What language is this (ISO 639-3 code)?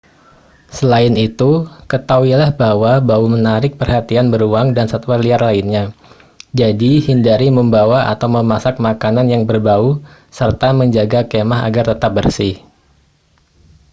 ind